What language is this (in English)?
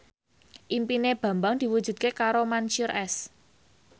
Javanese